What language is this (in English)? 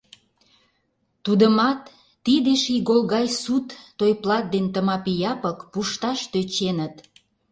Mari